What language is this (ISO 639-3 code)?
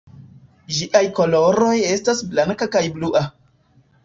epo